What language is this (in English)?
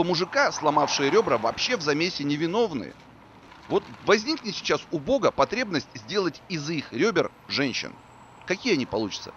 Russian